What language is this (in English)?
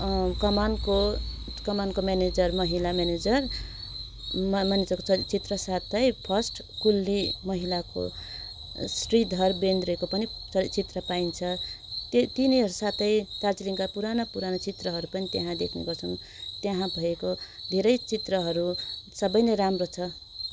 Nepali